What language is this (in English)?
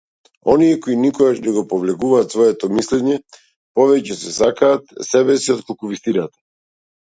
Macedonian